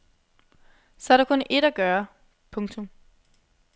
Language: Danish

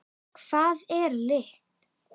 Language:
Icelandic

